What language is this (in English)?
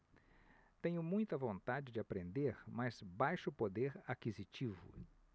Portuguese